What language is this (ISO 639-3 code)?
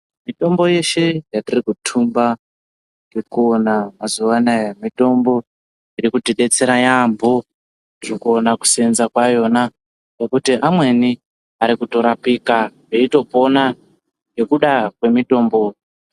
ndc